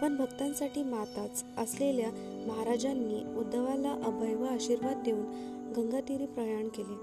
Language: Marathi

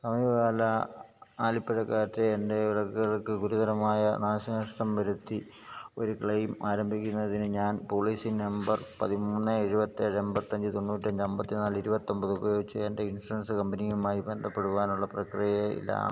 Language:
Malayalam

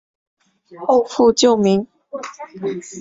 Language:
Chinese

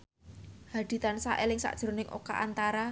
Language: Javanese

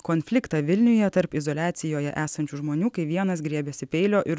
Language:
Lithuanian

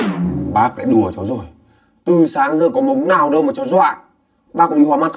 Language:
Vietnamese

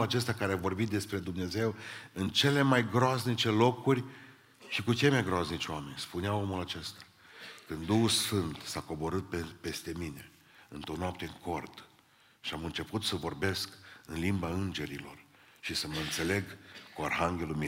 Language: Romanian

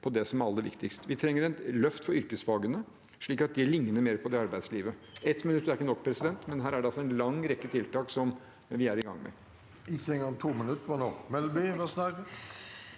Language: Norwegian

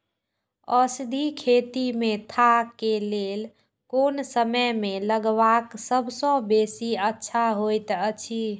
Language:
Maithili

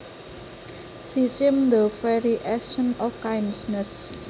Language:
Javanese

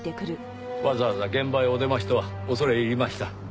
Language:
Japanese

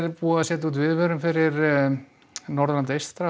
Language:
Icelandic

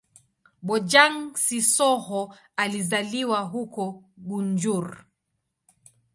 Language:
Swahili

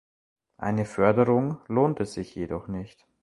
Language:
German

